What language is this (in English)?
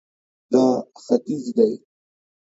Pashto